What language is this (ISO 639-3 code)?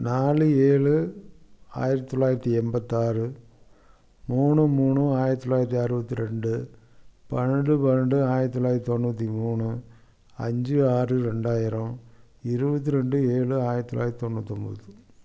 tam